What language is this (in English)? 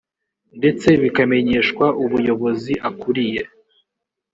Kinyarwanda